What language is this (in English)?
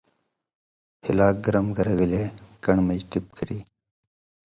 Indus Kohistani